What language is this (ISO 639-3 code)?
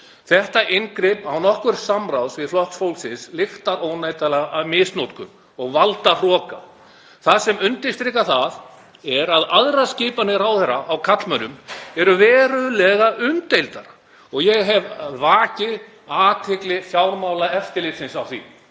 isl